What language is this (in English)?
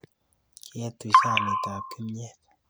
Kalenjin